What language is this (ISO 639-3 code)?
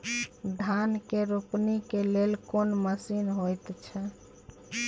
mai